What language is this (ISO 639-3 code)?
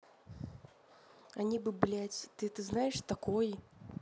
rus